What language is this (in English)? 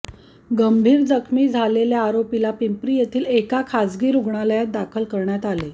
Marathi